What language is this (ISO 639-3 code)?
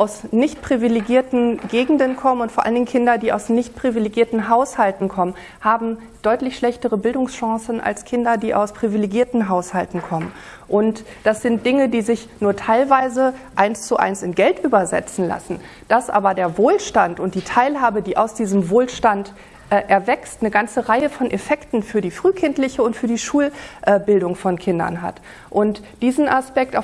deu